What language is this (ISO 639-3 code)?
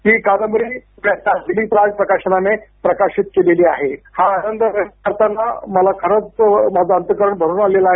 mar